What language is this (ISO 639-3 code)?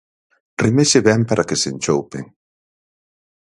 glg